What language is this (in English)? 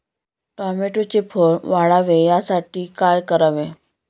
Marathi